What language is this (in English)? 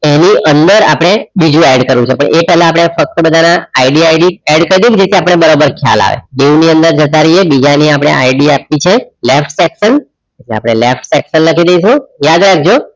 Gujarati